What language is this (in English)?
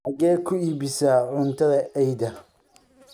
Somali